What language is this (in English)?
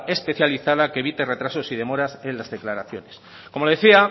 Spanish